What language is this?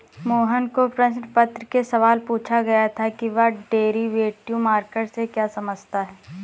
Hindi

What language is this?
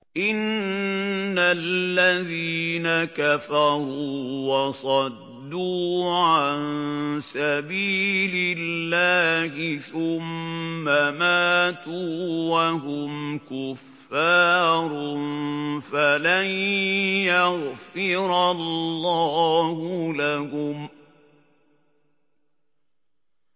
Arabic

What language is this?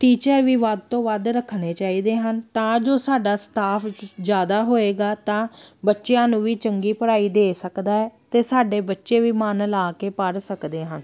Punjabi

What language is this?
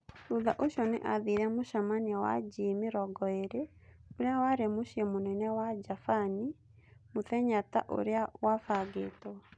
Kikuyu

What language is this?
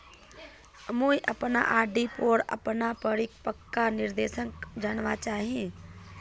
Magahi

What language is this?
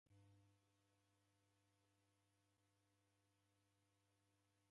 Taita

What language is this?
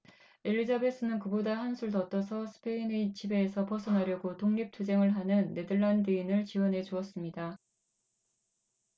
Korean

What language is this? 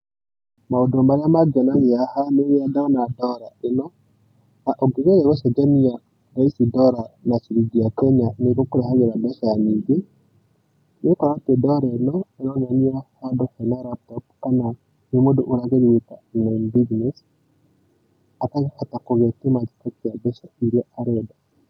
Kikuyu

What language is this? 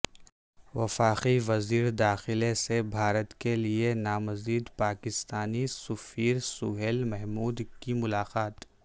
Urdu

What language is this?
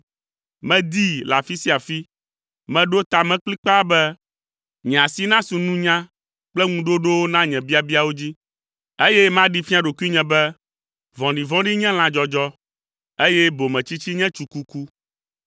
Ewe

